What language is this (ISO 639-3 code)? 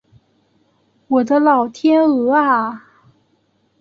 zho